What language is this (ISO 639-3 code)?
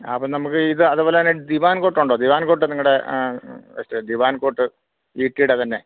mal